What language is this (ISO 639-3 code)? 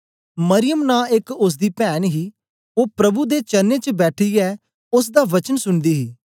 doi